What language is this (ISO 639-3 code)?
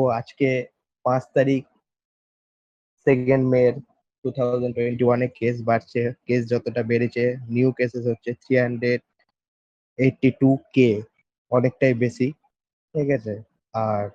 ben